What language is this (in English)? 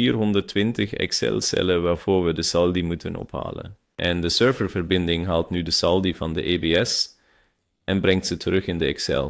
Dutch